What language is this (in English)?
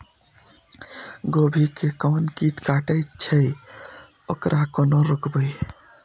Maithili